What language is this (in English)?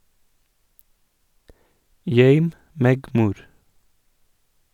Norwegian